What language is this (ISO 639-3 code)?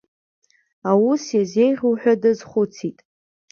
abk